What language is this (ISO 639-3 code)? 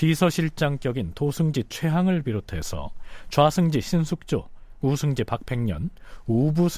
kor